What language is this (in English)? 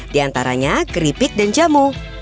Indonesian